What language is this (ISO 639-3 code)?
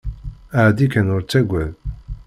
kab